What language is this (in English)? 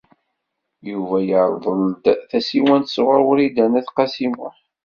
Kabyle